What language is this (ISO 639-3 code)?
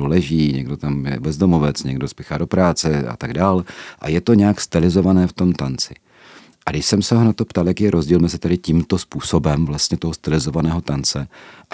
ces